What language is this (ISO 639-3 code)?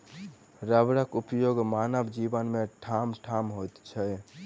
mai